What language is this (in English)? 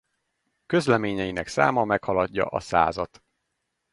Hungarian